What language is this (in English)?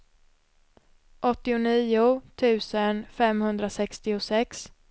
Swedish